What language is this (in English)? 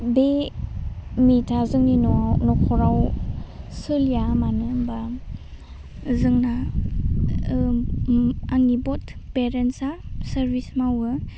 Bodo